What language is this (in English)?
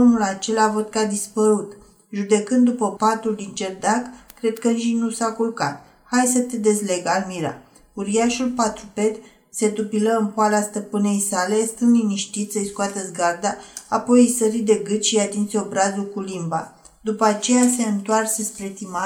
Romanian